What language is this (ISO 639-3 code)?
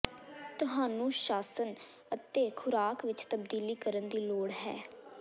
pan